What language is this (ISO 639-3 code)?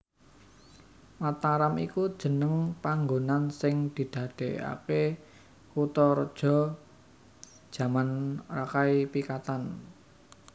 jav